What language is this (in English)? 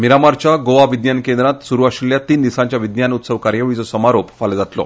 Konkani